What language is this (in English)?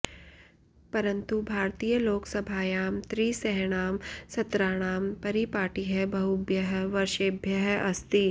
Sanskrit